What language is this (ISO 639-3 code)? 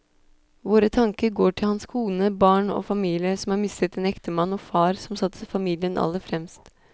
nor